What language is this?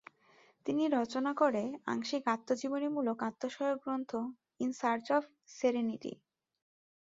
Bangla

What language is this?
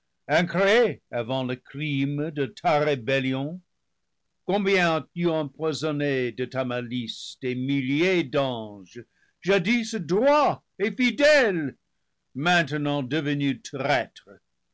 French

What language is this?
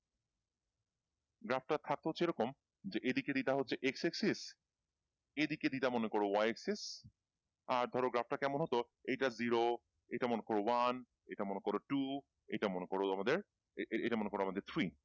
Bangla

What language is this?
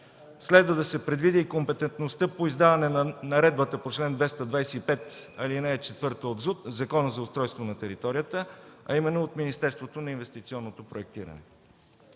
Bulgarian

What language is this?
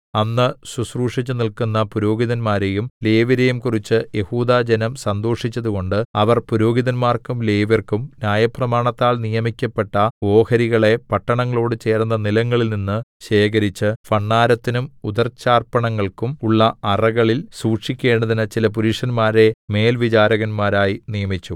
Malayalam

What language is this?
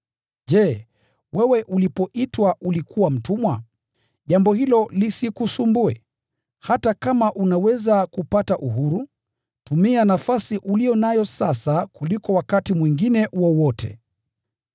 Swahili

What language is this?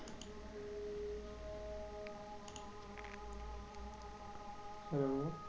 Bangla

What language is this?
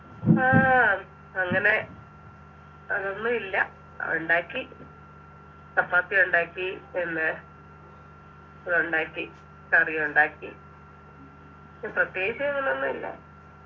Malayalam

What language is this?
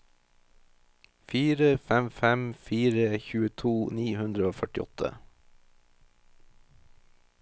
Norwegian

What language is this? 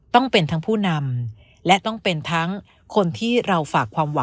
Thai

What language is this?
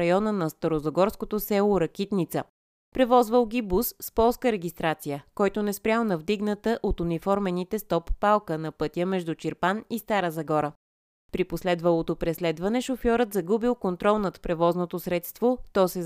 Bulgarian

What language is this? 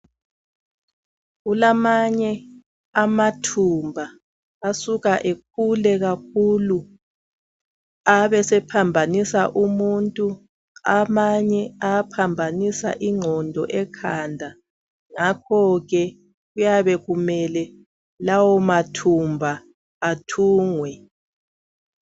North Ndebele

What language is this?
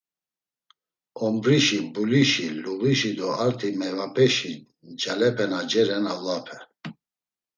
Laz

